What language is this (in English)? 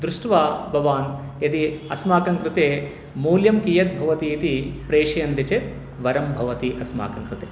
Sanskrit